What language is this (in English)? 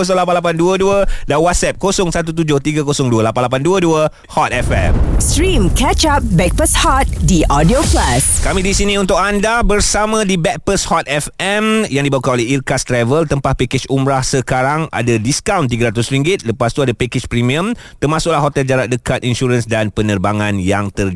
Malay